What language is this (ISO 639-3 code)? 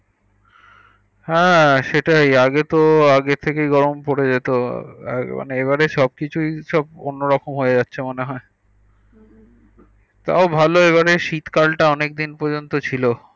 ben